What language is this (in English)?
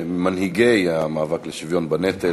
Hebrew